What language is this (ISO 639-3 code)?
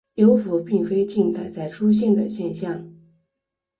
zho